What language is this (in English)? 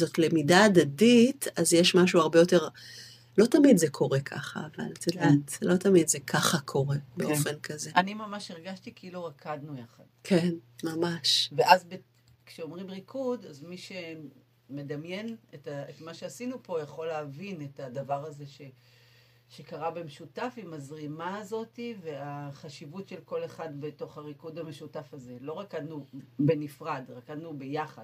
Hebrew